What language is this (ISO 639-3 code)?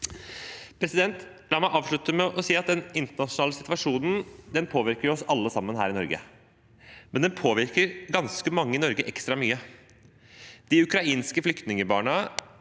nor